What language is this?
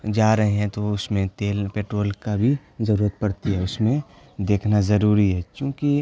Urdu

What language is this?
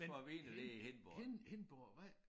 Danish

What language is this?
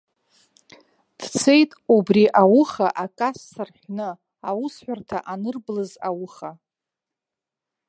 Abkhazian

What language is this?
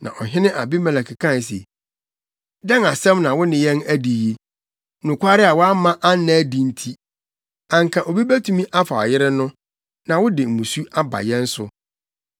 Akan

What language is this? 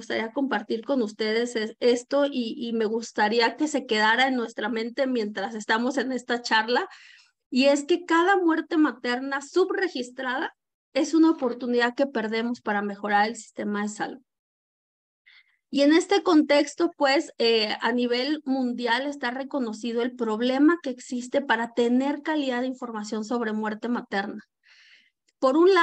Spanish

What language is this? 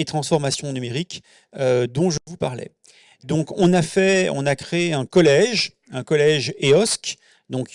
French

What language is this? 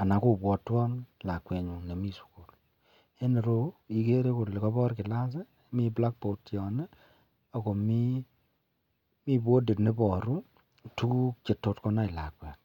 Kalenjin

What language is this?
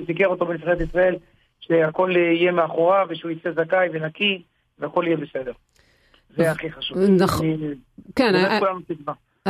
Hebrew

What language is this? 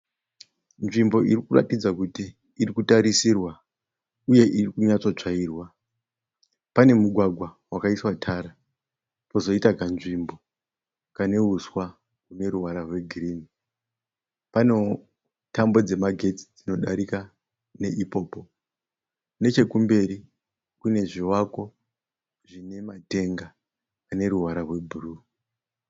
Shona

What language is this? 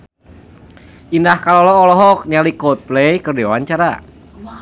Sundanese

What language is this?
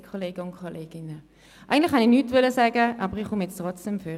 Swiss German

